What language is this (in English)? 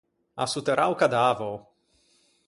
Ligurian